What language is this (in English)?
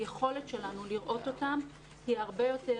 Hebrew